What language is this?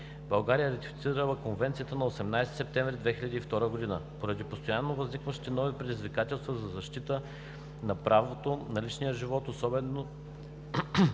Bulgarian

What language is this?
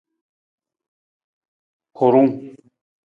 Nawdm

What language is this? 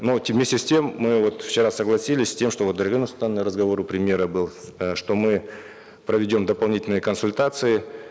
Kazakh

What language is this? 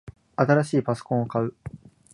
Japanese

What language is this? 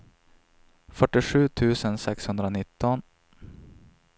Swedish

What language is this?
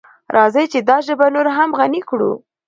Pashto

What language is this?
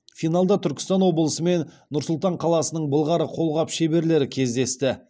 Kazakh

